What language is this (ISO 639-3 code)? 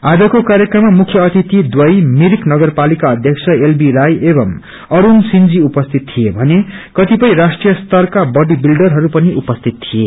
nep